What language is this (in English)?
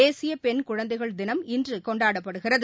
Tamil